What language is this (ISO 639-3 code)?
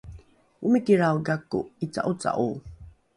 dru